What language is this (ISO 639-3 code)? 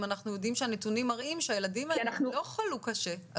heb